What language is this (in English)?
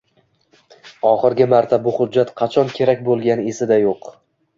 Uzbek